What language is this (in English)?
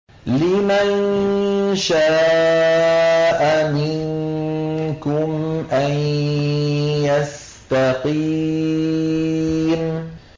Arabic